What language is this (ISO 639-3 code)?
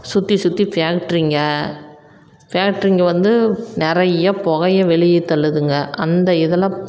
tam